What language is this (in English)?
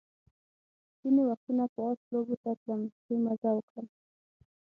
Pashto